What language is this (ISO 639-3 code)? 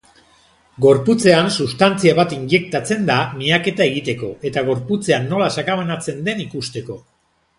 eus